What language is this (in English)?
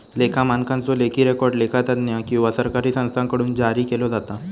Marathi